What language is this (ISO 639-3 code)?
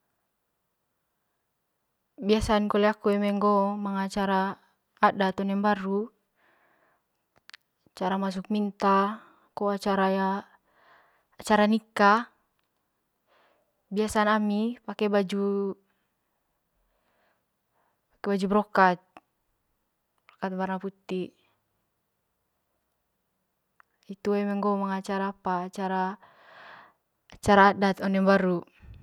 mqy